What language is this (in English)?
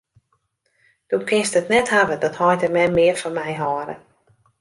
Western Frisian